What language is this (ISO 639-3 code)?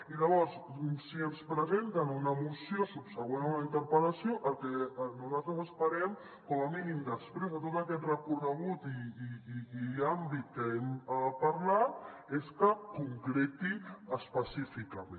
cat